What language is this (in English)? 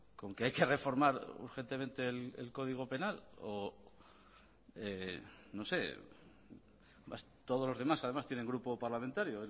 Spanish